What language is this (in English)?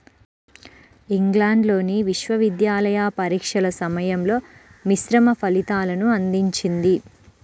Telugu